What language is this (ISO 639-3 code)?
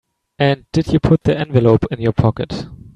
eng